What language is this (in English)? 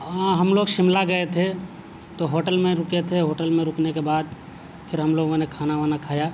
Urdu